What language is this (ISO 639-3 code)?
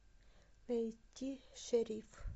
rus